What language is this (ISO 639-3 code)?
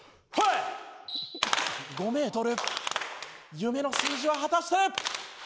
jpn